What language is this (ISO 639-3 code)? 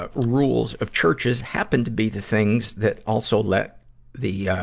eng